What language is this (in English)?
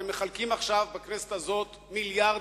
Hebrew